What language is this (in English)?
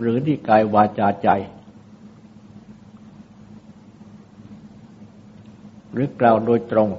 Thai